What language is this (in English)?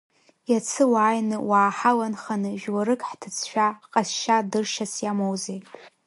Abkhazian